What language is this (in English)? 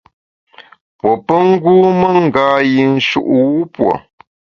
Bamun